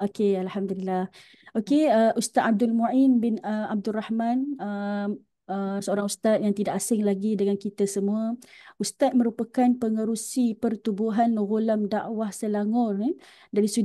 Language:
Malay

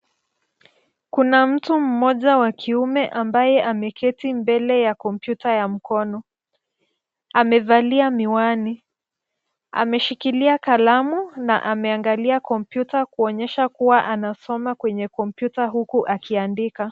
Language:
Swahili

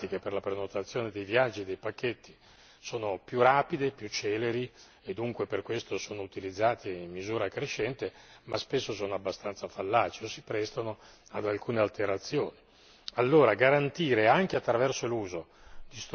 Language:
Italian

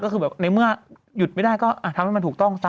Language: Thai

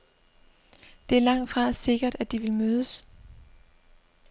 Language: Danish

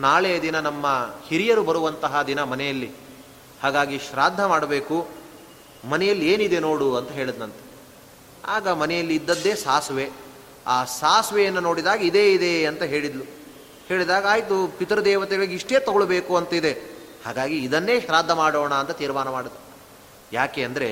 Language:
Kannada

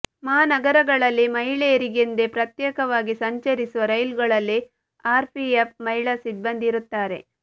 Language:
Kannada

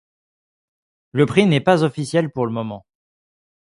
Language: French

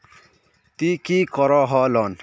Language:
Magahi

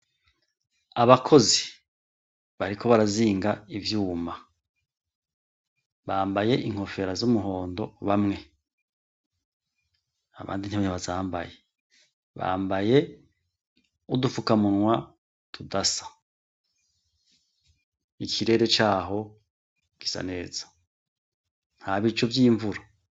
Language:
Rundi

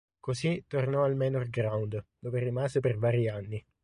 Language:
Italian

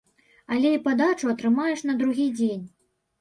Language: Belarusian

